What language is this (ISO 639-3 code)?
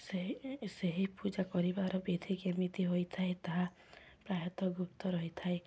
ori